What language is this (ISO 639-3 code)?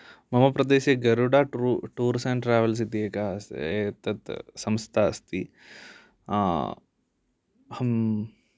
san